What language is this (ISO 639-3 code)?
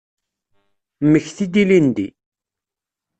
kab